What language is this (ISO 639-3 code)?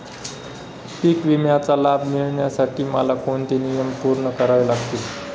mar